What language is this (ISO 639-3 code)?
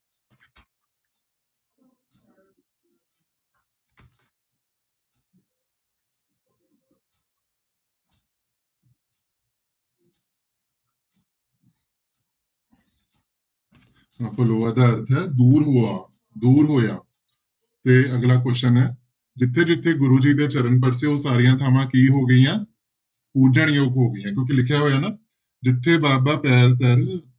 pan